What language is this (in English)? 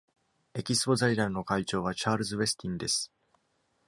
Japanese